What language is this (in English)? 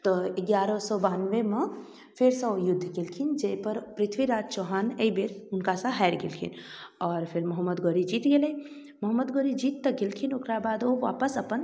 Maithili